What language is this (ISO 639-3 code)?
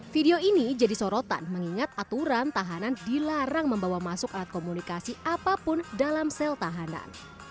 ind